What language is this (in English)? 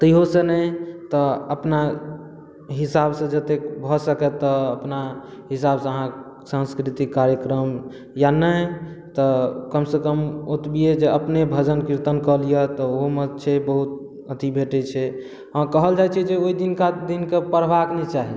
Maithili